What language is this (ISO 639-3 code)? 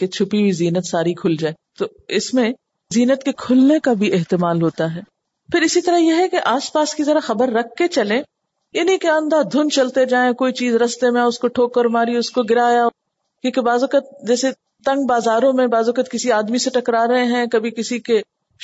urd